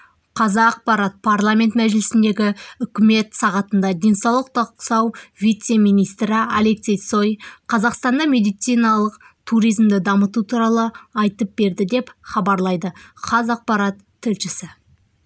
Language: Kazakh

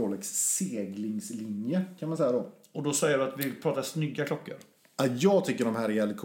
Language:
Swedish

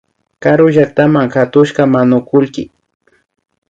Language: Imbabura Highland Quichua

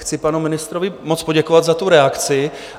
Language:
Czech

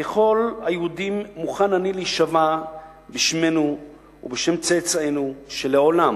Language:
Hebrew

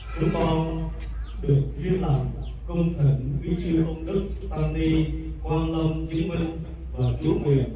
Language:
Vietnamese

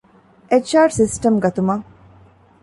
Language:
Divehi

